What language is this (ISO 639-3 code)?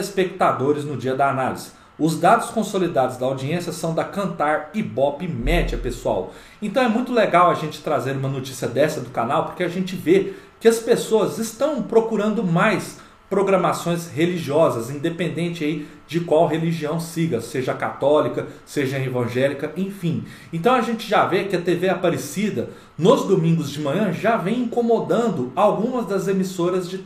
por